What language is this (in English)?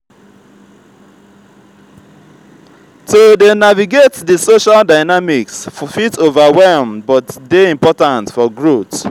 Nigerian Pidgin